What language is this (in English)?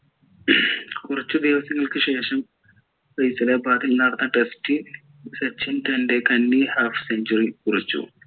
Malayalam